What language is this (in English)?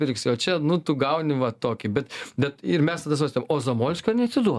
Lithuanian